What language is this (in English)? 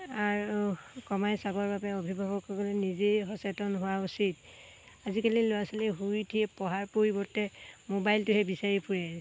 Assamese